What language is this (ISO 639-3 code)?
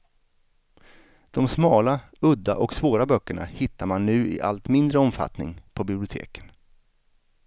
swe